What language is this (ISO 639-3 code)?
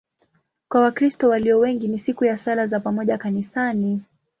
swa